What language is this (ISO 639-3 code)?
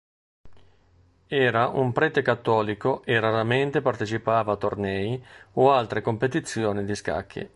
ita